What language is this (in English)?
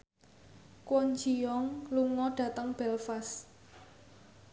Javanese